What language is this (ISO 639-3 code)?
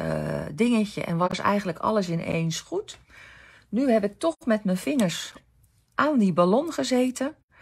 nld